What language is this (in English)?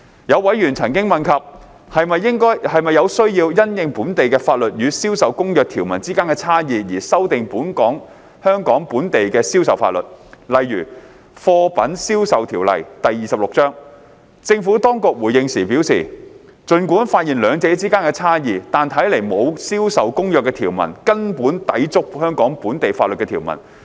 Cantonese